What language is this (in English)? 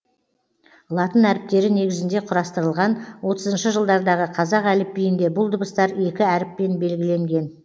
Kazakh